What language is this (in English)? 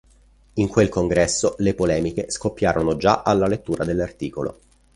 Italian